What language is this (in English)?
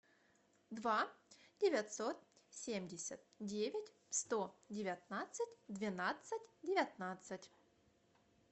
Russian